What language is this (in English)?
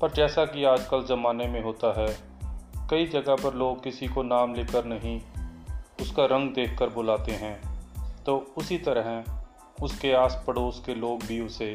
Hindi